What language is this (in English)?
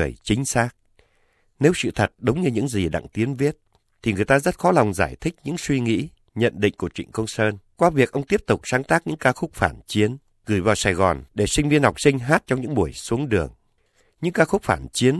Vietnamese